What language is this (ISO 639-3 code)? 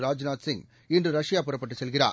tam